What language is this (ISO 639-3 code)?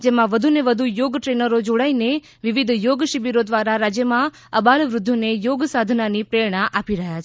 guj